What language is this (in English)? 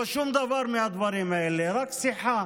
Hebrew